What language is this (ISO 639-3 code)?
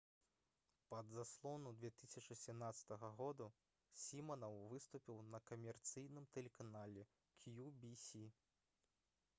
bel